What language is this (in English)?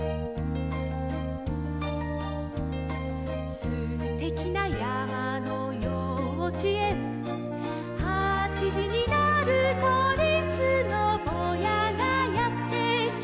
Japanese